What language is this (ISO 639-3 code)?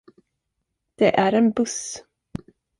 swe